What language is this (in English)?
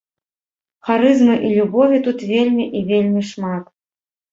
Belarusian